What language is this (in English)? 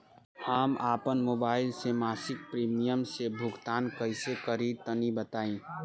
Bhojpuri